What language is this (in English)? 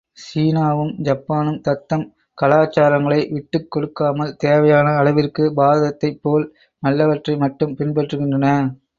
Tamil